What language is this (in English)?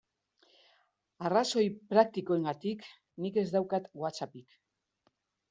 Basque